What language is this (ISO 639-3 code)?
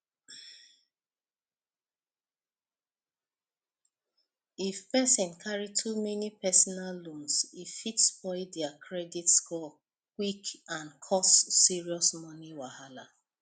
pcm